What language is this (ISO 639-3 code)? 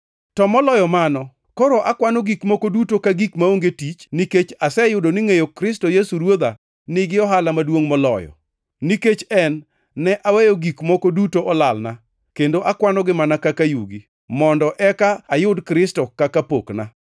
luo